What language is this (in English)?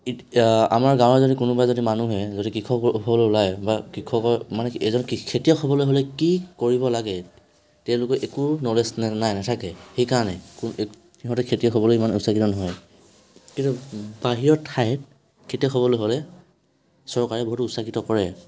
Assamese